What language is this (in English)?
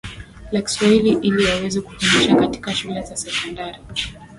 Swahili